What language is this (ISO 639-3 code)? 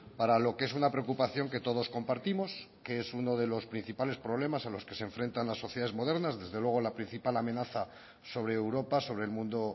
spa